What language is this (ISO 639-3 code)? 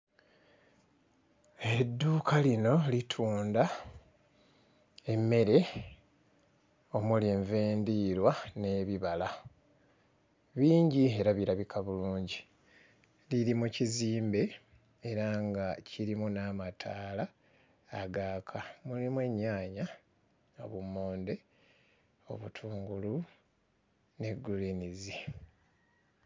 lug